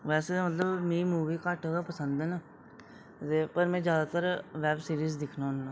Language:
Dogri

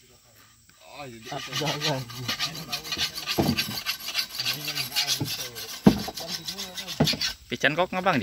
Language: Indonesian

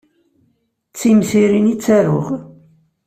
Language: Kabyle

